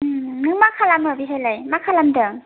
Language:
Bodo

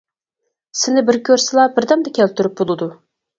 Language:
Uyghur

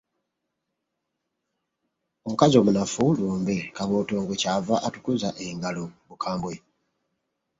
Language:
Ganda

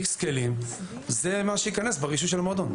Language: Hebrew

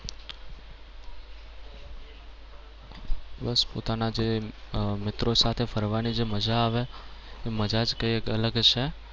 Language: Gujarati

